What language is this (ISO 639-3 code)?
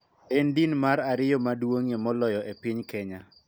luo